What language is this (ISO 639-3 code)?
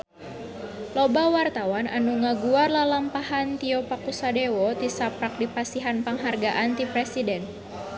sun